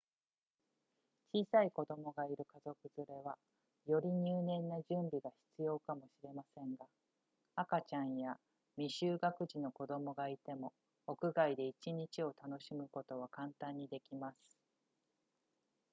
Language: Japanese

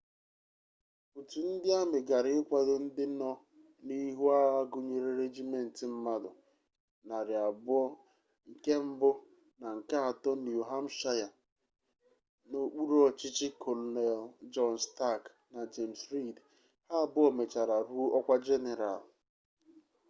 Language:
Igbo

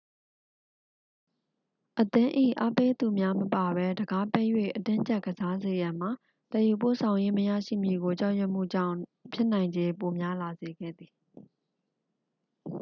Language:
Burmese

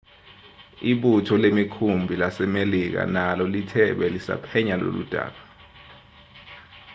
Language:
Zulu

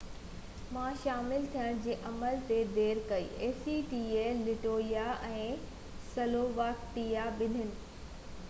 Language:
Sindhi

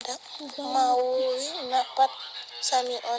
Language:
Fula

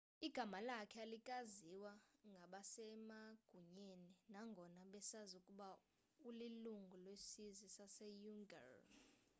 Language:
Xhosa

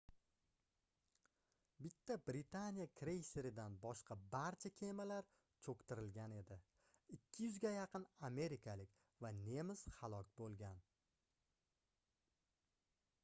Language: Uzbek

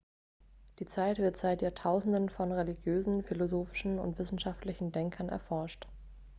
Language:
German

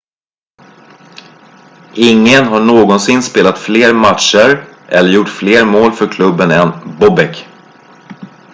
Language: Swedish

